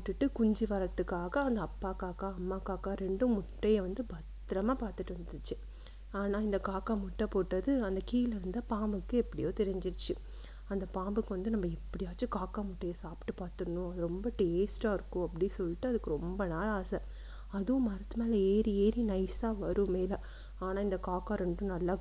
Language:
Tamil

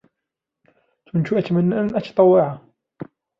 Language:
Arabic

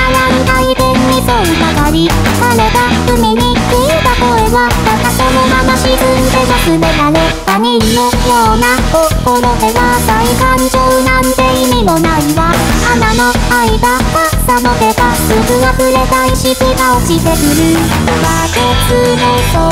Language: Thai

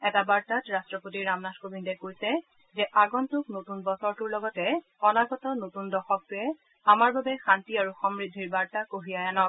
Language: Assamese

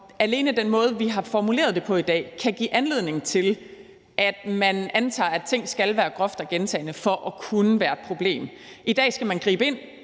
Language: Danish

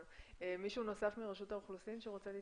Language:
Hebrew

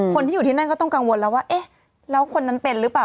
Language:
Thai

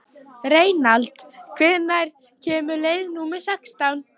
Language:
Icelandic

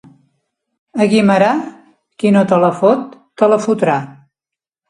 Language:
Catalan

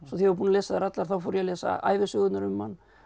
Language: Icelandic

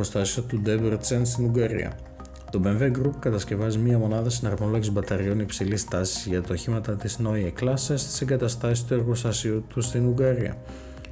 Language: Greek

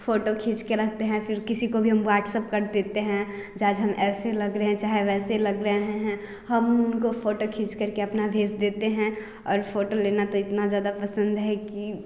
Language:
Hindi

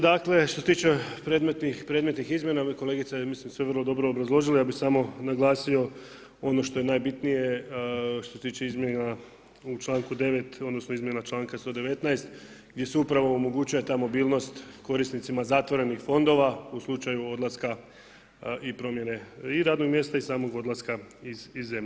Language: Croatian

